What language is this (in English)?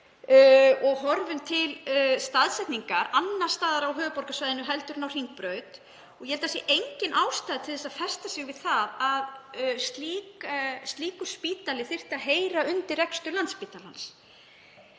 Icelandic